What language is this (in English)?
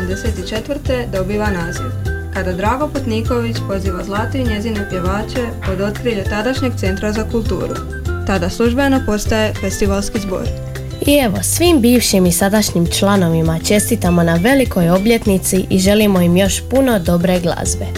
Croatian